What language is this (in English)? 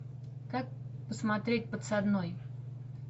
Russian